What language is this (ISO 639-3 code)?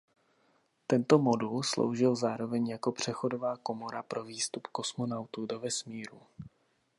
ces